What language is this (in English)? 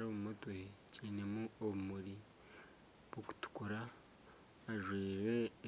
Nyankole